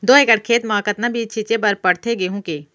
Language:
Chhattisgarhi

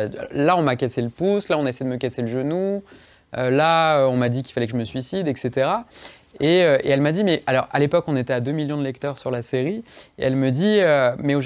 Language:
French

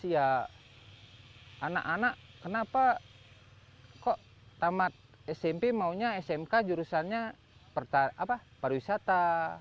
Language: Indonesian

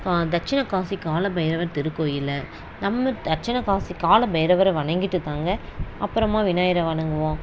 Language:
Tamil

